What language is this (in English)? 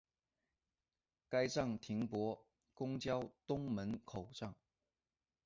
Chinese